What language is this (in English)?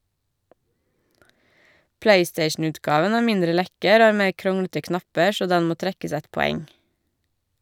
Norwegian